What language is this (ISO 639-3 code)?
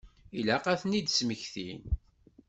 kab